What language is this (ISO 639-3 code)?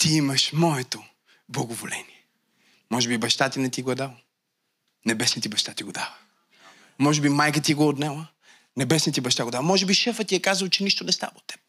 bul